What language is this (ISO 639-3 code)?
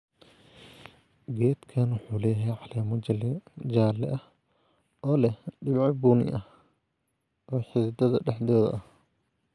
som